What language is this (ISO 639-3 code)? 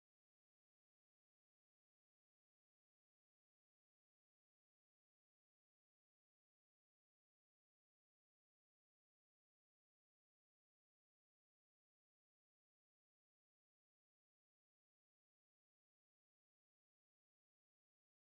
zho